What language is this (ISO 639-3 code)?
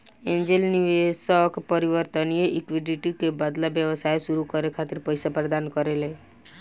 bho